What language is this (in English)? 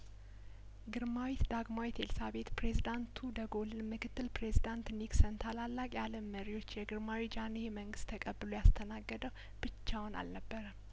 Amharic